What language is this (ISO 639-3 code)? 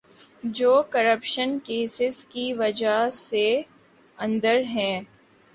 urd